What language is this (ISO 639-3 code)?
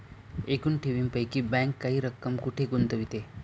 mar